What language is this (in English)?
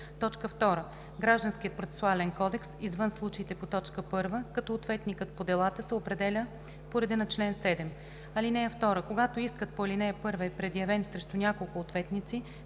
Bulgarian